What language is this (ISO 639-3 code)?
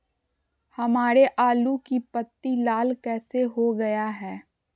mag